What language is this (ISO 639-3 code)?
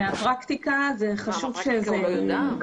heb